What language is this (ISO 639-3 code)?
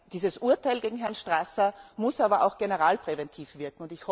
deu